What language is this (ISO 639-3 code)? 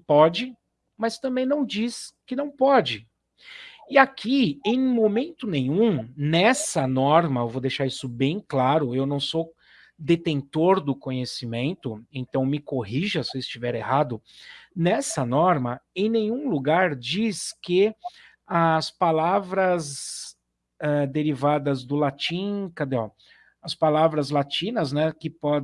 por